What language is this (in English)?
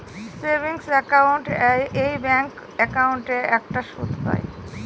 Bangla